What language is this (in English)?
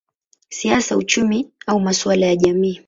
Swahili